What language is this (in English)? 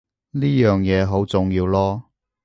Cantonese